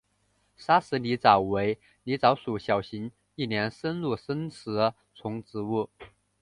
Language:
Chinese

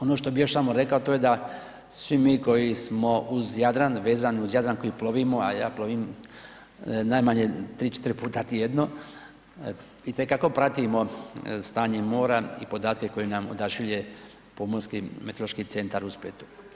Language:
Croatian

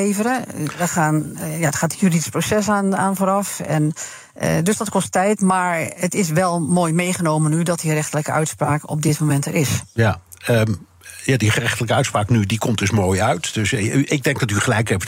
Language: Dutch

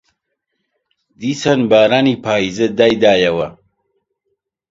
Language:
Central Kurdish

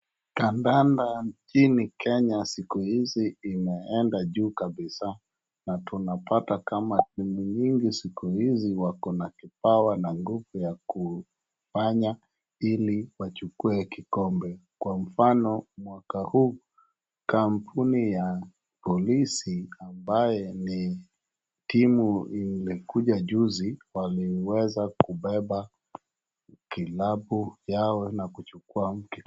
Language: Swahili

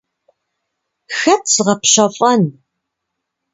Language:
Kabardian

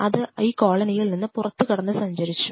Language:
Malayalam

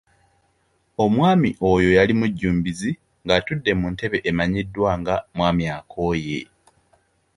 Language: Ganda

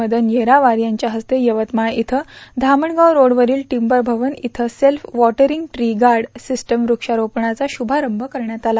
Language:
Marathi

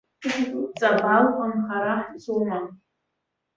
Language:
Abkhazian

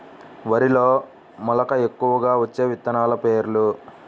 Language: Telugu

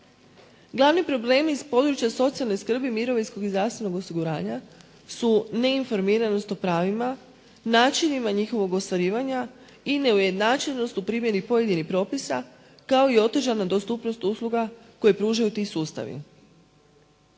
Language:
Croatian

